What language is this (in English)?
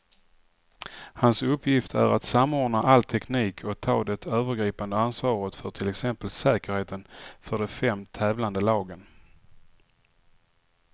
Swedish